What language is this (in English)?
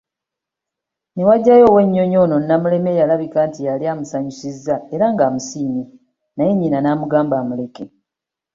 Ganda